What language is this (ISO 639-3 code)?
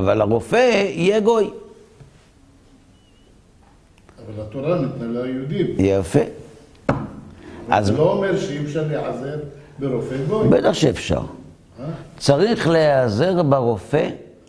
heb